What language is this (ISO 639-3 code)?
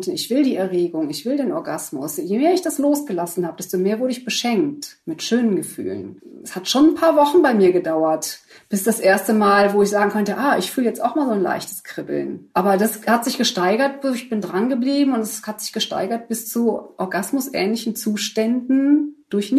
deu